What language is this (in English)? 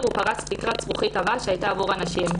Hebrew